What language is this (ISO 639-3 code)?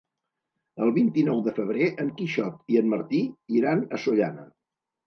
cat